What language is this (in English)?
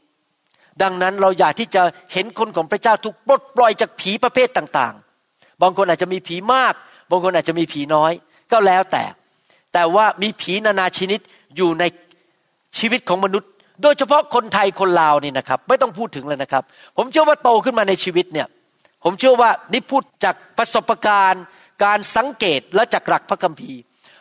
Thai